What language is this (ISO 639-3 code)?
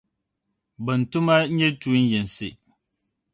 dag